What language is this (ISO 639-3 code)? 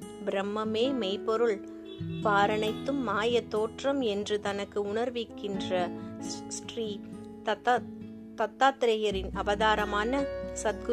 tam